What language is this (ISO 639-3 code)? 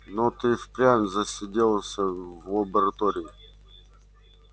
rus